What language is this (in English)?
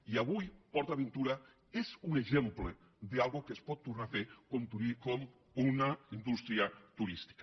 Catalan